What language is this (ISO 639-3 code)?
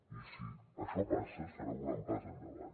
cat